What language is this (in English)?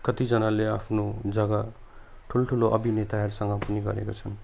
Nepali